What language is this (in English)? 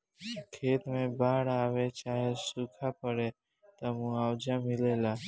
Bhojpuri